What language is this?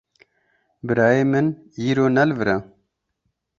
Kurdish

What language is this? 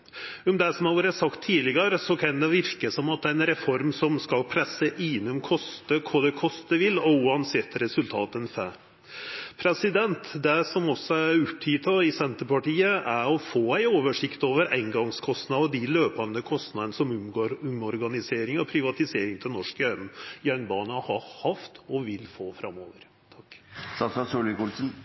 Norwegian Nynorsk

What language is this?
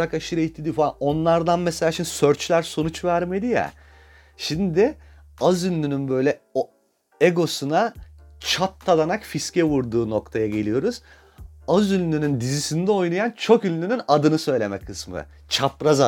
Turkish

